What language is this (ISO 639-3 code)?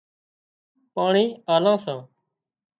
kxp